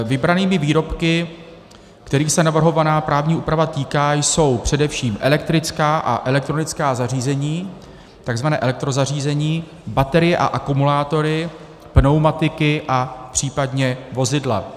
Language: Czech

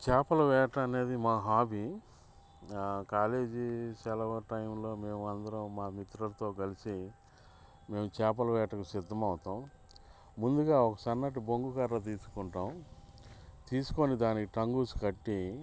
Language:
Telugu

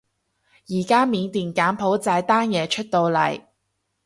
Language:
Cantonese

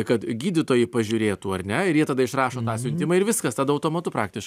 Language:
Lithuanian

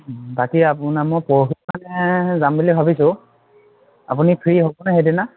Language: Assamese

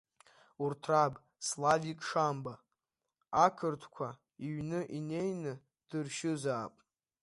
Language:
Abkhazian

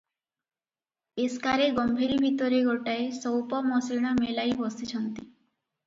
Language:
Odia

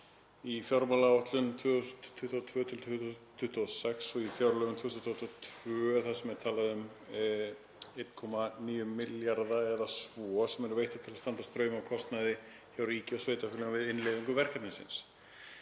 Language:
Icelandic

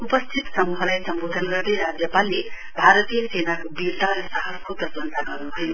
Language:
Nepali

